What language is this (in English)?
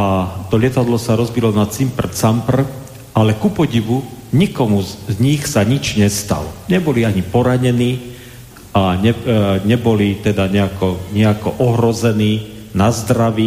Slovak